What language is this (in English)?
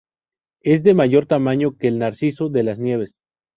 Spanish